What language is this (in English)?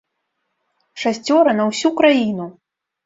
Belarusian